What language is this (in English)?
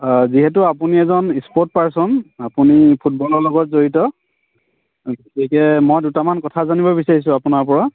Assamese